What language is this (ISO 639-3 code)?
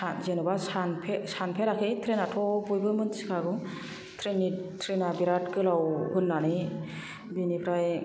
brx